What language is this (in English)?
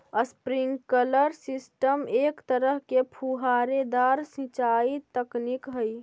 Magahi